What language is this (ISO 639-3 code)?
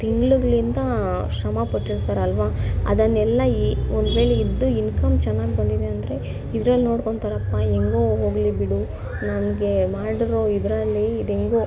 kan